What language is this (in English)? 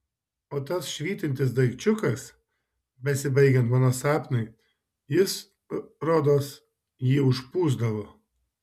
Lithuanian